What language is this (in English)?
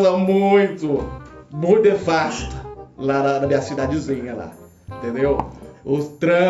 Portuguese